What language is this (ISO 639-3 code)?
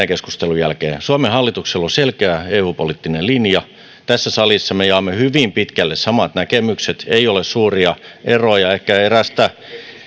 fin